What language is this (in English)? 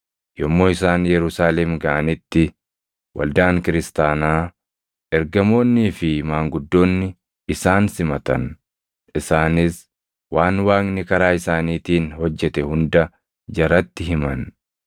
Oromo